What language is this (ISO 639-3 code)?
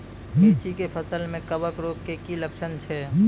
mai